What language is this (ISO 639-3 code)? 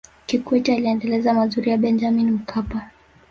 swa